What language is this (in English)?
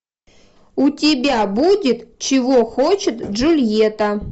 Russian